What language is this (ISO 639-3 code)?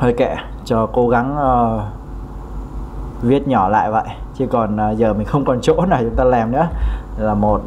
vie